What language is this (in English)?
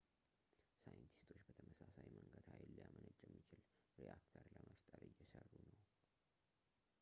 Amharic